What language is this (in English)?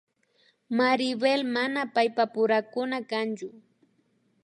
Imbabura Highland Quichua